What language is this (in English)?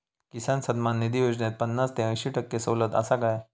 Marathi